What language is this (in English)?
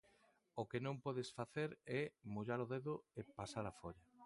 Galician